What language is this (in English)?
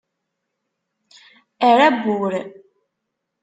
Kabyle